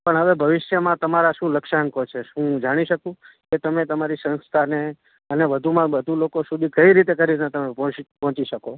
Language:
Gujarati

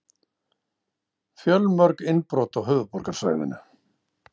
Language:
Icelandic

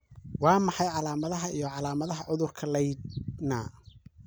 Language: Somali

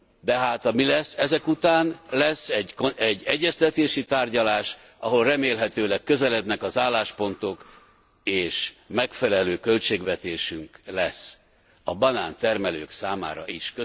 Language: Hungarian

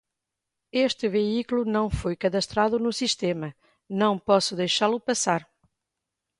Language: Portuguese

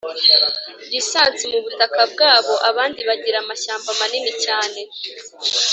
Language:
Kinyarwanda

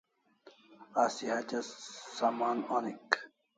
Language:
Kalasha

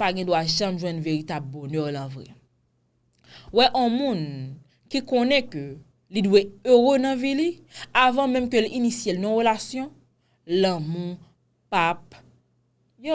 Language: French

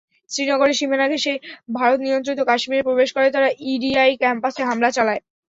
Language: Bangla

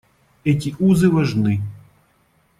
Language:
Russian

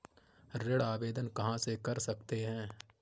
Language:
Hindi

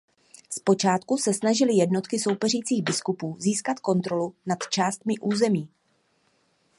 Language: Czech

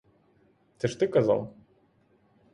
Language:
Ukrainian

